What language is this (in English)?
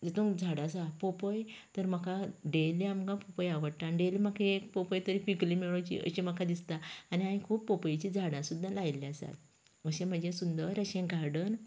Konkani